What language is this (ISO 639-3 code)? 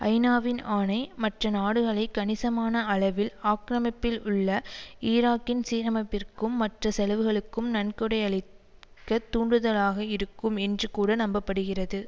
tam